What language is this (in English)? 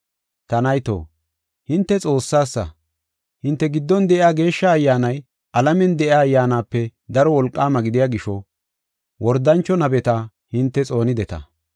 Gofa